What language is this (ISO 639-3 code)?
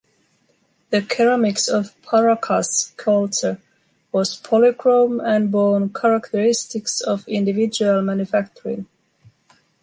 eng